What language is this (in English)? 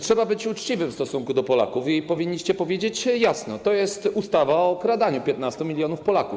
Polish